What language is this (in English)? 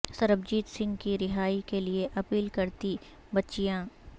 Urdu